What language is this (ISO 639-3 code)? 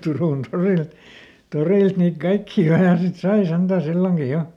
fin